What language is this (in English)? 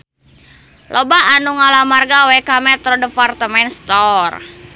Sundanese